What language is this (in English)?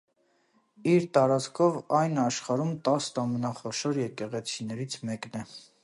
Armenian